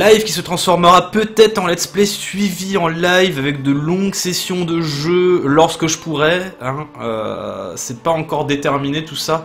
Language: French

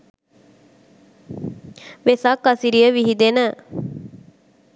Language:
Sinhala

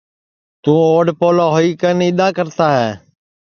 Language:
Sansi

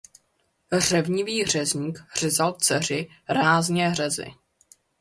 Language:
Czech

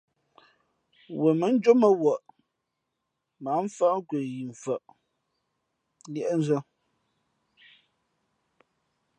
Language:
Fe'fe'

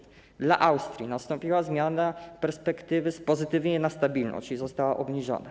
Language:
Polish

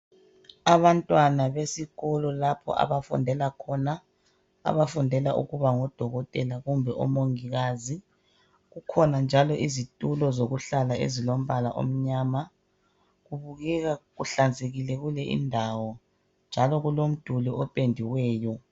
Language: North Ndebele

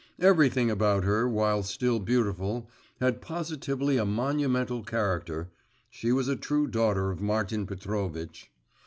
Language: English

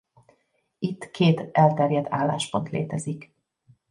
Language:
Hungarian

